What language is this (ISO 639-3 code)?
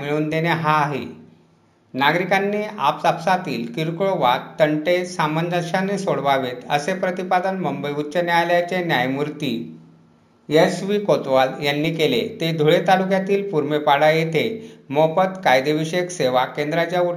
mar